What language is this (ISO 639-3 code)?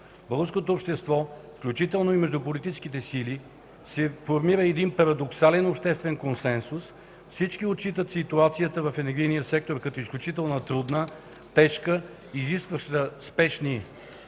bul